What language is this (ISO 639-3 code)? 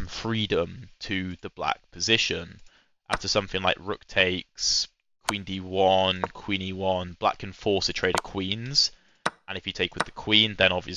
eng